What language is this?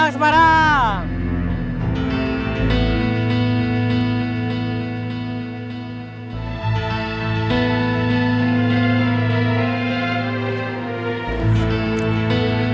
Indonesian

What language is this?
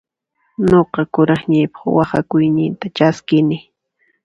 Puno Quechua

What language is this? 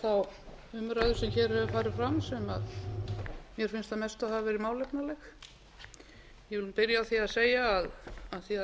Icelandic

